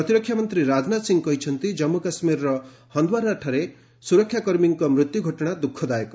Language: Odia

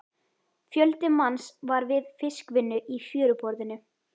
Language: Icelandic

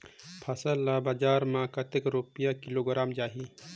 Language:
Chhattisgarhi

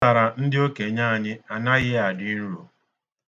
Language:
Igbo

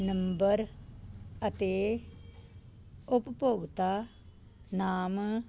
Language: Punjabi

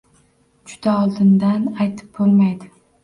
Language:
Uzbek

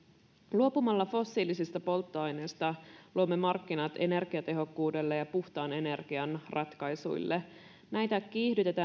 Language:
Finnish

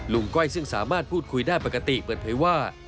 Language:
Thai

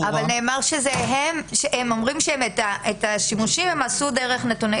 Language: Hebrew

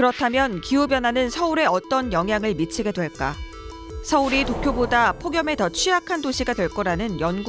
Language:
Korean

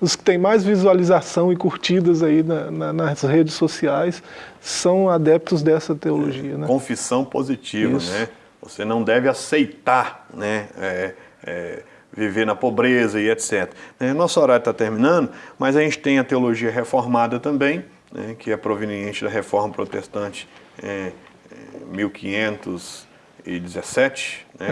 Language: Portuguese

